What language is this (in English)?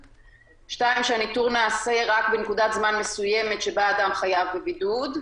Hebrew